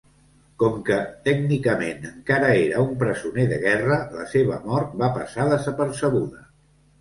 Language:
Catalan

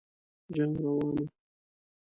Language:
Pashto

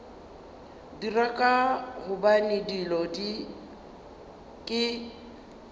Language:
Northern Sotho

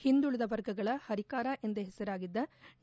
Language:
Kannada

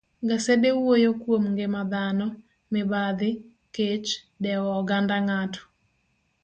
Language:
Luo (Kenya and Tanzania)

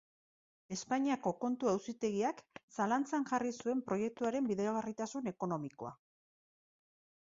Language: Basque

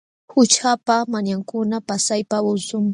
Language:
Jauja Wanca Quechua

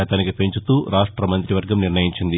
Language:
Telugu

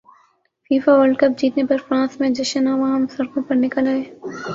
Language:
Urdu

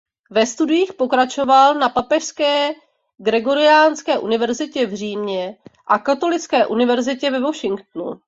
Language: Czech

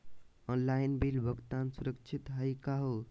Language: Magahi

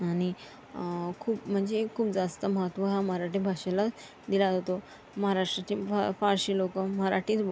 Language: Marathi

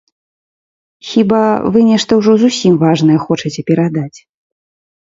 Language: Belarusian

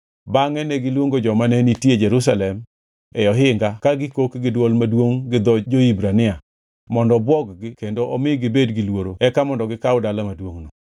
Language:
Luo (Kenya and Tanzania)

